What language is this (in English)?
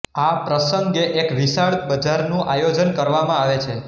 Gujarati